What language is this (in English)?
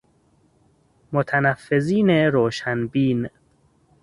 Persian